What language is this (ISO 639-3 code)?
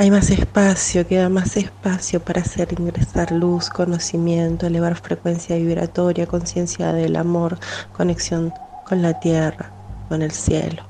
spa